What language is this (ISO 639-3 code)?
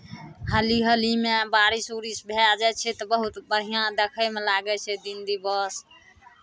mai